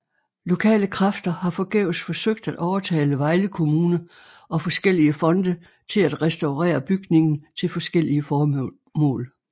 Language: Danish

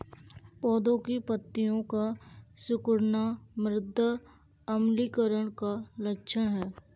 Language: Hindi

